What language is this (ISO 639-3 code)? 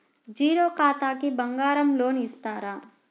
tel